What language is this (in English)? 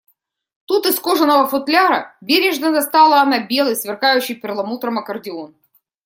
Russian